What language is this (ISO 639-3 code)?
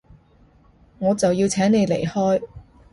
yue